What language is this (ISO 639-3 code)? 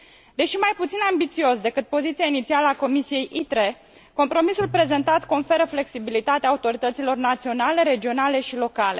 ron